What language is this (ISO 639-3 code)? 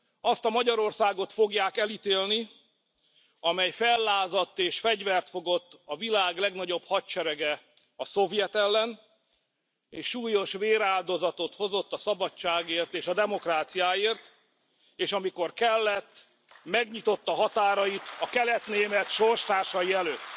hun